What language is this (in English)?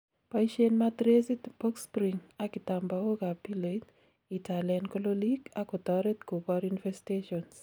Kalenjin